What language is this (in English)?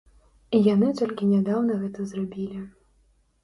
Belarusian